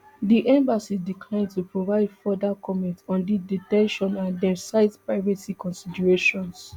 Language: Nigerian Pidgin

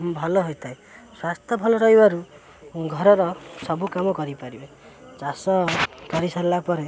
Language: Odia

